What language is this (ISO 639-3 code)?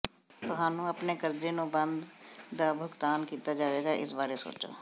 pan